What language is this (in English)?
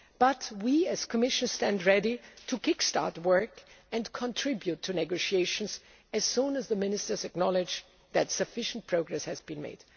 English